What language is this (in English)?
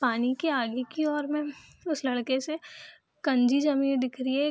Hindi